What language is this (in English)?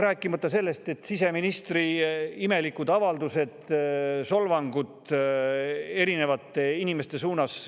Estonian